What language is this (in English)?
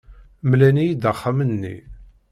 Kabyle